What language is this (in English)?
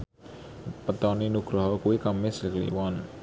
Javanese